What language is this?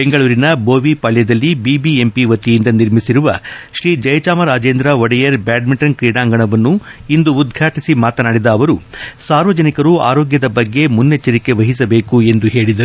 Kannada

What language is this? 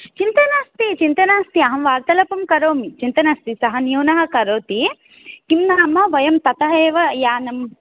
Sanskrit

